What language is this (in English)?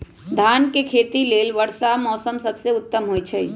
Magahi